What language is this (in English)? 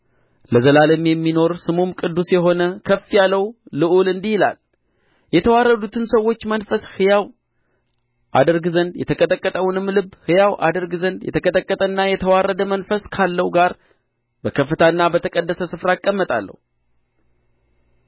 Amharic